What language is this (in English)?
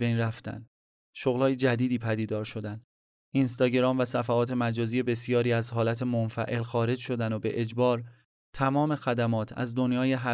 Persian